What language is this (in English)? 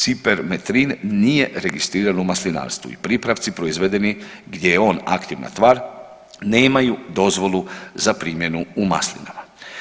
Croatian